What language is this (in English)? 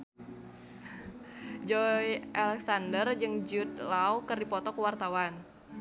Sundanese